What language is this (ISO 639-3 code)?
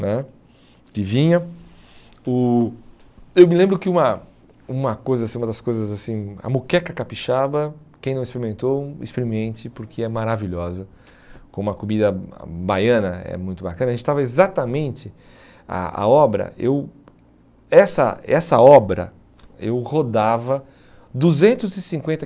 por